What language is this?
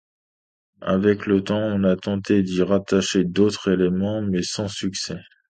French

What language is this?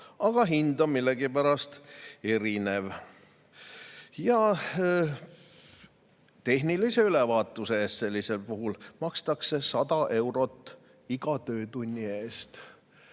Estonian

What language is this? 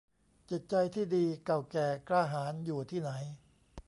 Thai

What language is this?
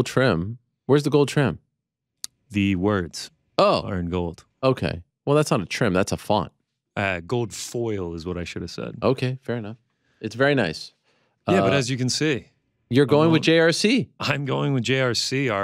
English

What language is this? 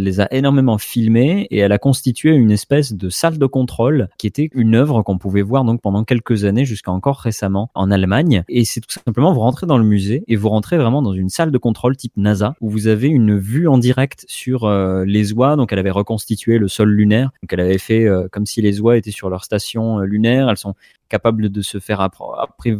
French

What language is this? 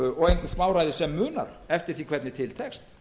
Icelandic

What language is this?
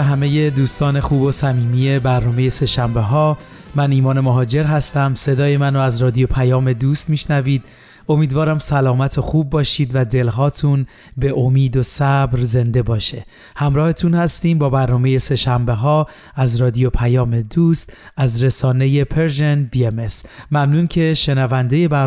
Persian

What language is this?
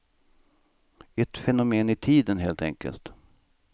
Swedish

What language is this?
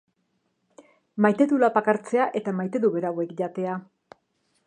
Basque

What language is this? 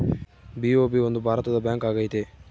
Kannada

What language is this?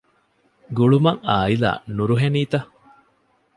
Divehi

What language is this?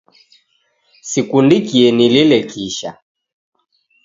Taita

